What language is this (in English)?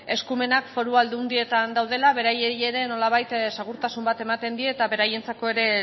Basque